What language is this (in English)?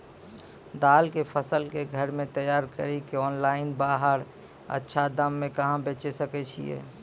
Maithili